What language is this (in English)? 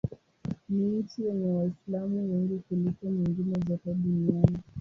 Swahili